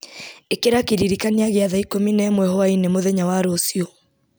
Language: Kikuyu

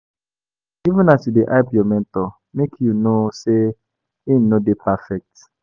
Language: Nigerian Pidgin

